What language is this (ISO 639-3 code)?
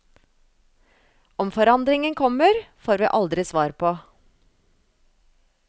nor